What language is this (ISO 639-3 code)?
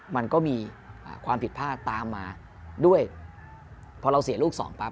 tha